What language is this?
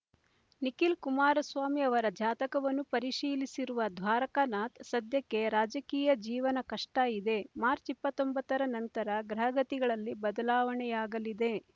Kannada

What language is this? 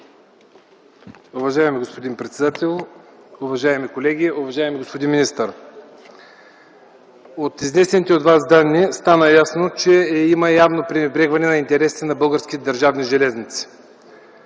Bulgarian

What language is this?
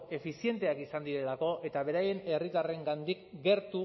Basque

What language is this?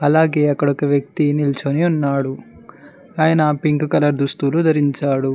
Telugu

